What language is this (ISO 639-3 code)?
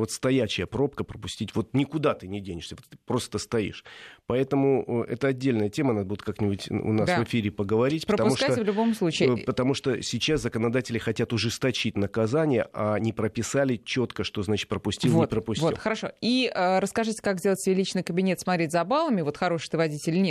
rus